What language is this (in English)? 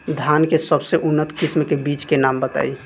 Bhojpuri